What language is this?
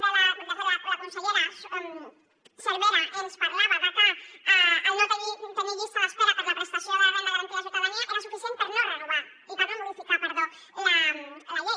Catalan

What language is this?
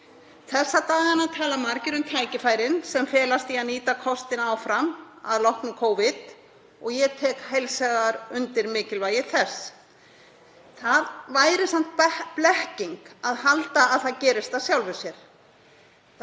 Icelandic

